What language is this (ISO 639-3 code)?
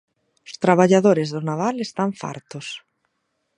glg